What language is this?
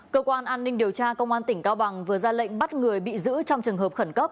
Vietnamese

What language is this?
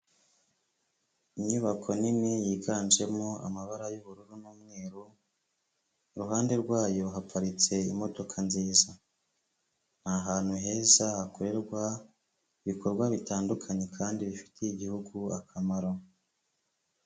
Kinyarwanda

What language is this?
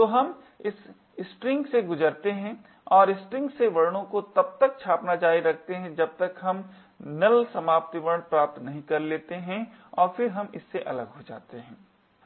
Hindi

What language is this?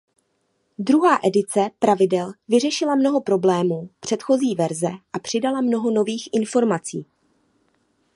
Czech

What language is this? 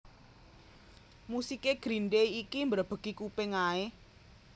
Javanese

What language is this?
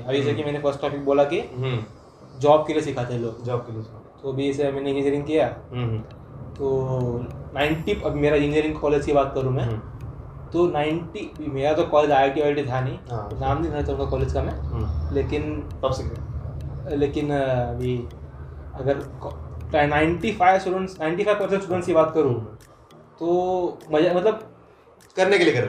Hindi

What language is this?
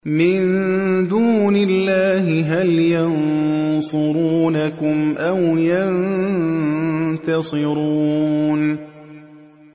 Arabic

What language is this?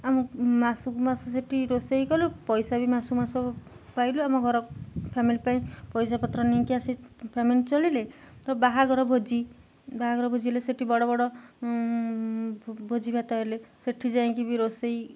Odia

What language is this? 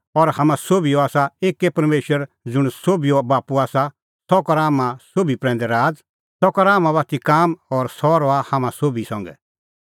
Kullu Pahari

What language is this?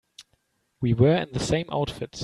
English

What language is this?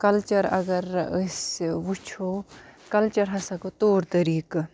Kashmiri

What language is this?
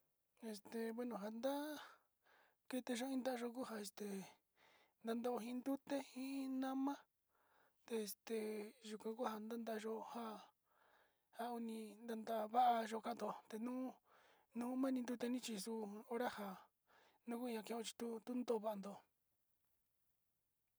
Sinicahua Mixtec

